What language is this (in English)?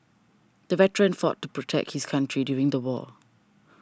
English